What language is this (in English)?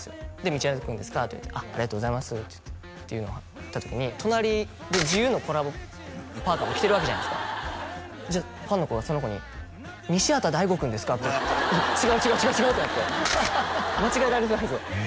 Japanese